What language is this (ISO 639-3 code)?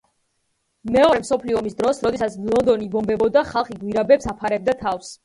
kat